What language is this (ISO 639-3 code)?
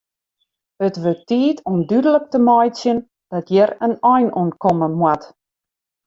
fry